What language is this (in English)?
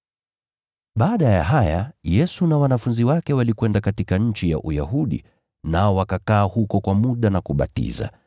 Swahili